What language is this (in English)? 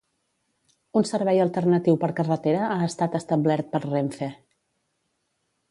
Catalan